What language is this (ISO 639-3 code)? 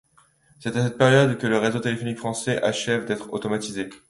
fra